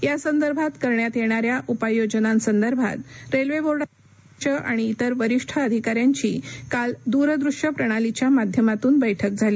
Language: Marathi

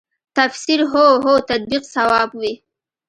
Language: Pashto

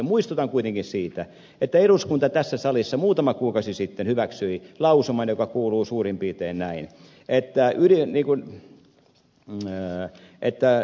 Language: Finnish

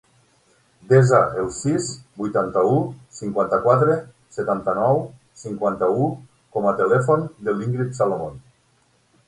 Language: Catalan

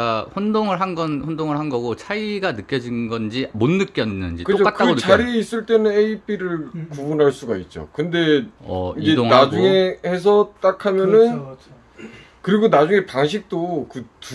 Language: Korean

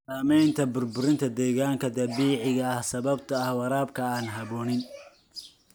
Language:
Somali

